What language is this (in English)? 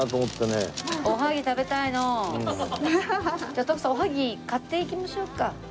Japanese